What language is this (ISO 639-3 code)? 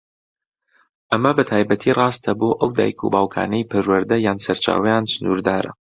ckb